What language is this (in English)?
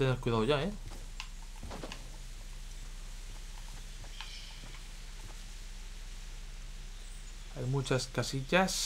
Spanish